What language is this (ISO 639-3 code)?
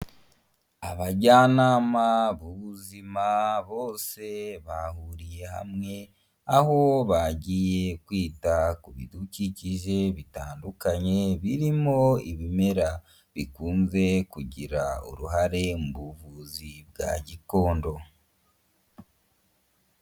kin